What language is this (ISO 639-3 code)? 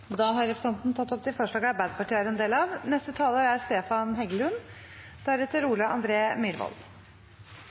nno